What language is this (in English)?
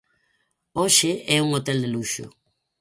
Galician